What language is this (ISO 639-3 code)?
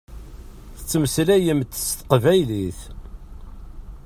kab